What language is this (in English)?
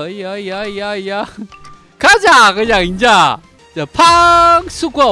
Korean